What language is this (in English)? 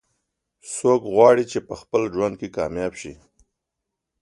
Pashto